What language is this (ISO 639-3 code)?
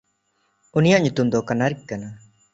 sat